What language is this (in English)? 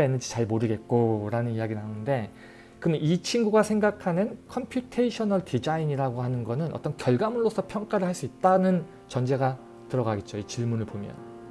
Korean